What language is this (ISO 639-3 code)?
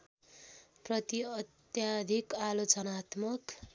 nep